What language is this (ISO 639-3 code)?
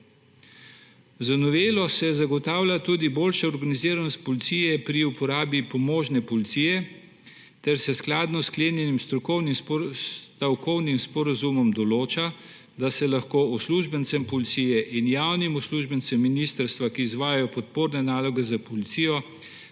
slv